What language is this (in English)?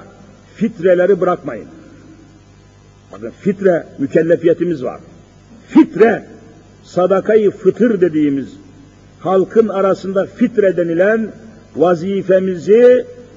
Turkish